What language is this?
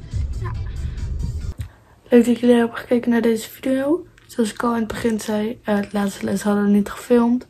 Dutch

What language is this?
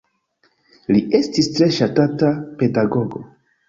Esperanto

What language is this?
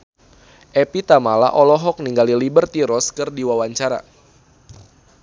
Sundanese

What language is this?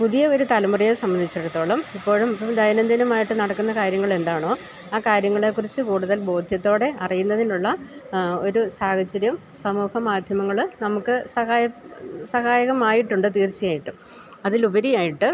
Malayalam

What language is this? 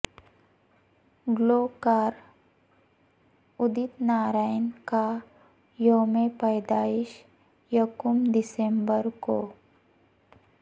Urdu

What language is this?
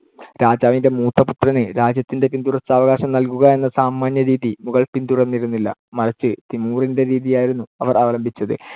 Malayalam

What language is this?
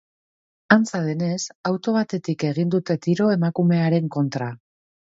Basque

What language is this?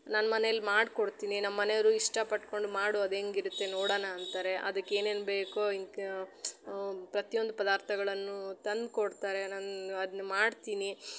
Kannada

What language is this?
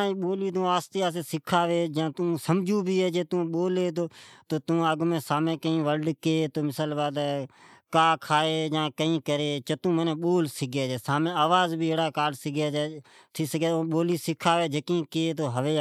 Od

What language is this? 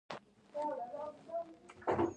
Pashto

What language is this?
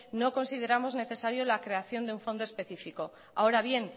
Spanish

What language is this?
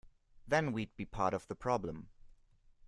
English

